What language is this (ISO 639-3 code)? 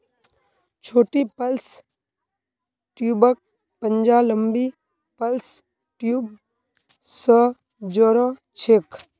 mag